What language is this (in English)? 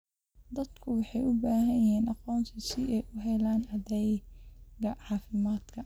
Somali